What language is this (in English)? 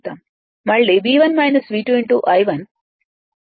Telugu